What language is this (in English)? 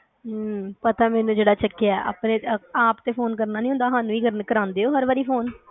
Punjabi